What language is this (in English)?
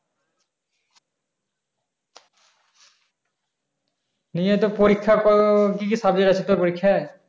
Bangla